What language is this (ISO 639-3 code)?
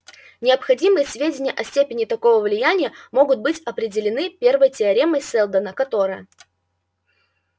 rus